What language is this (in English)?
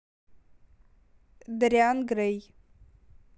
Russian